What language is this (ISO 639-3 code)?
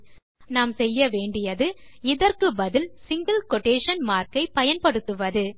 tam